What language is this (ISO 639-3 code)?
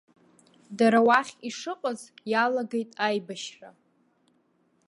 abk